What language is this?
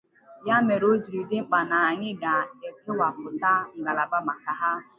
Igbo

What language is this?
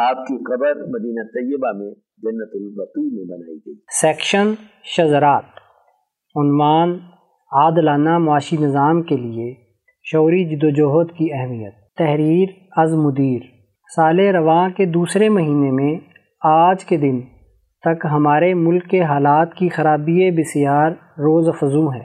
Urdu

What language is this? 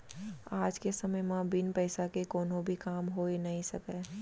Chhattisgarhi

